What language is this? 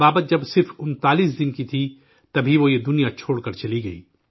Urdu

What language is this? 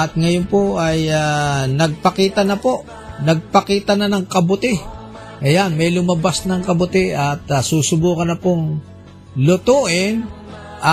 Filipino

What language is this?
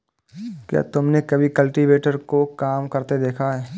Hindi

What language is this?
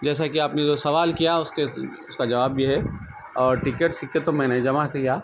Urdu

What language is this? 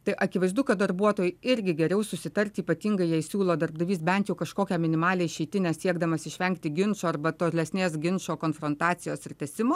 Lithuanian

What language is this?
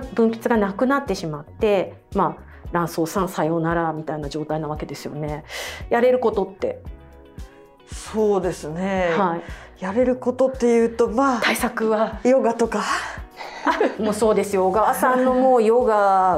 Japanese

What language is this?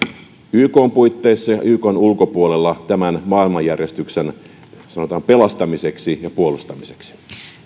Finnish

